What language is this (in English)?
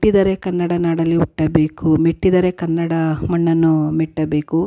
Kannada